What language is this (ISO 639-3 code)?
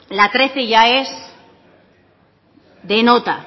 spa